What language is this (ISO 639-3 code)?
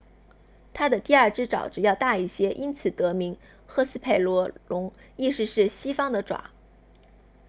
zho